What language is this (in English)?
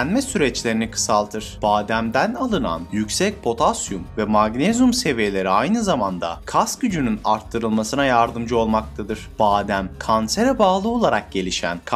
Turkish